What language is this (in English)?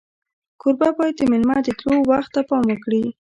Pashto